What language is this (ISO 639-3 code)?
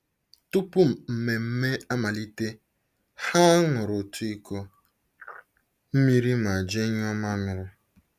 ibo